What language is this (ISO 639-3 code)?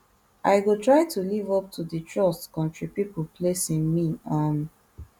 pcm